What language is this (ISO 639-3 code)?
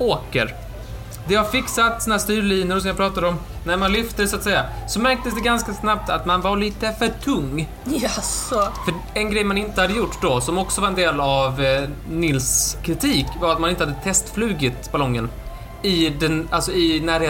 swe